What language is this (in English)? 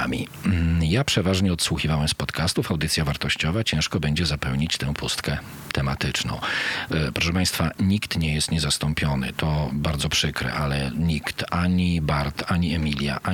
Polish